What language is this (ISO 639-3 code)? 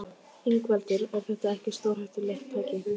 isl